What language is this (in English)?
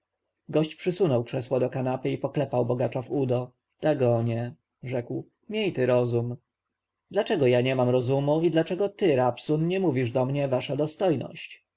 Polish